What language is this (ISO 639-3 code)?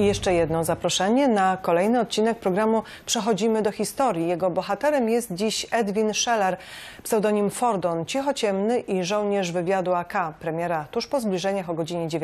pol